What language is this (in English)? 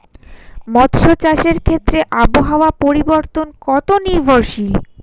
Bangla